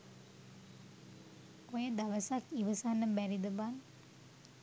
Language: Sinhala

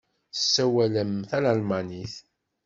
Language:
Kabyle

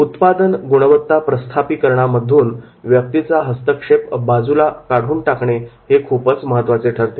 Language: Marathi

